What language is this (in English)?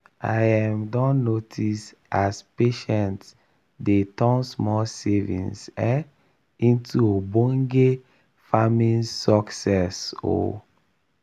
Nigerian Pidgin